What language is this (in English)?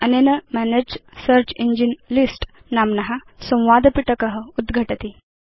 Sanskrit